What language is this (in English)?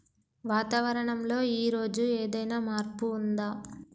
Telugu